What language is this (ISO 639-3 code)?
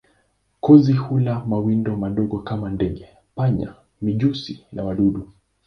swa